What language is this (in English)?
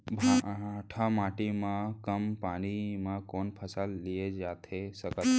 Chhattisgarhi